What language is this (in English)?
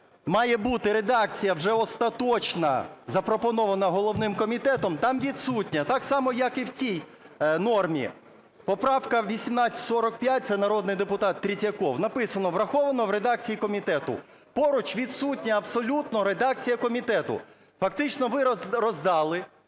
Ukrainian